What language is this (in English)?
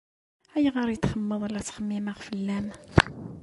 Kabyle